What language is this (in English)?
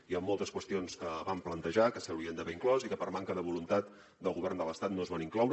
Catalan